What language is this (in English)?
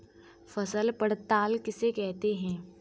Hindi